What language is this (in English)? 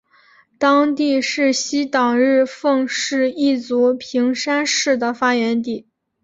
Chinese